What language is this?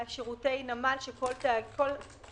Hebrew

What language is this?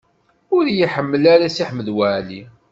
Kabyle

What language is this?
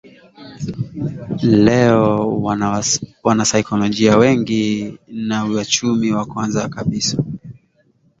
Swahili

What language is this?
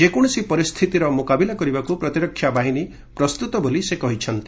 Odia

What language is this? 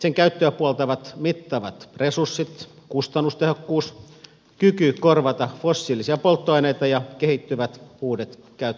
Finnish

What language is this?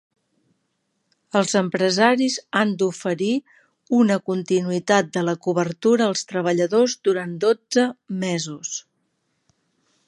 Catalan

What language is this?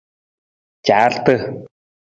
Nawdm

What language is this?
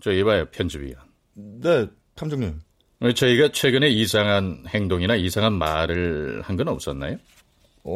Korean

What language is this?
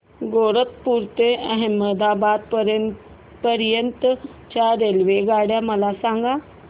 Marathi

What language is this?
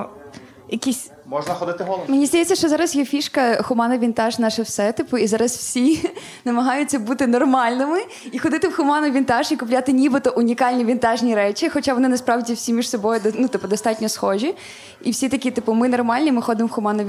Ukrainian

